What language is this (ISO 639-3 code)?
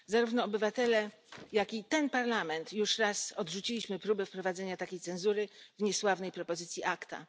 pol